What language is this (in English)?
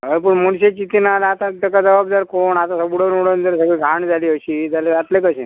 Konkani